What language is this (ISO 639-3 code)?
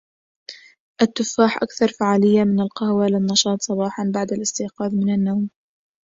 ara